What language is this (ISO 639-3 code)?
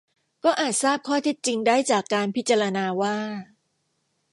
tha